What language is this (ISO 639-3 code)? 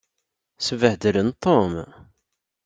kab